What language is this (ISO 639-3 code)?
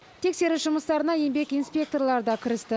kaz